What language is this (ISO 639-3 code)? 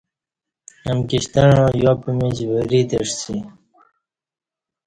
bsh